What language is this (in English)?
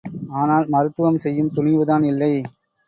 Tamil